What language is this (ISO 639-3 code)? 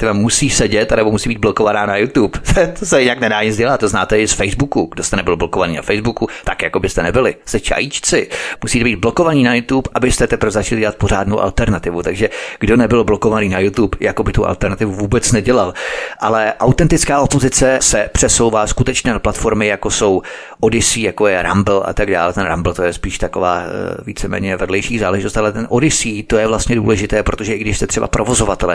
ces